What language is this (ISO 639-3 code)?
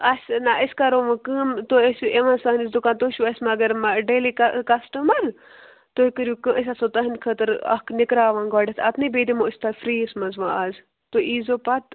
kas